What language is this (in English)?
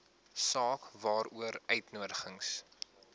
Afrikaans